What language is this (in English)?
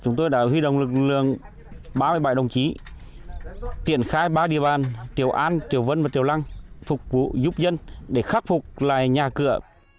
Vietnamese